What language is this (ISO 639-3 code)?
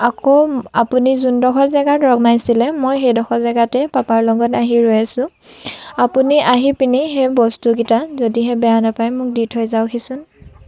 asm